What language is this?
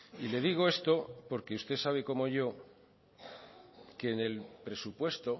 Spanish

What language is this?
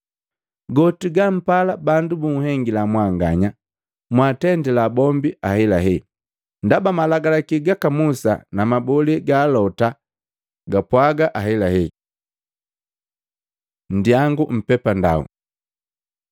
Matengo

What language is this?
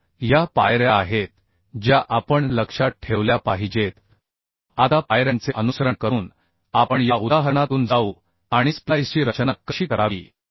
Marathi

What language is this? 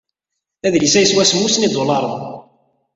Kabyle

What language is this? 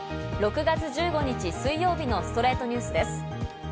Japanese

